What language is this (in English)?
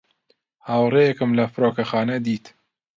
Central Kurdish